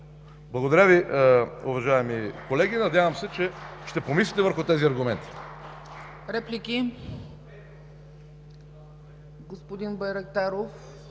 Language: Bulgarian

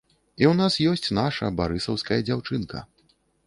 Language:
Belarusian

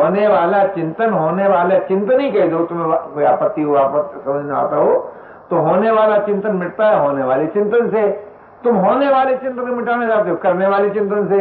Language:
Hindi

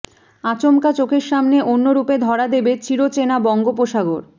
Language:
Bangla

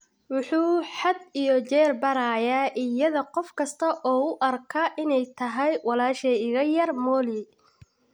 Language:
Somali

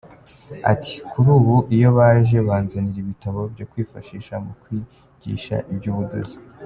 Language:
Kinyarwanda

